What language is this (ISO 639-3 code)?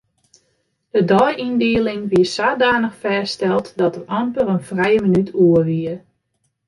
fry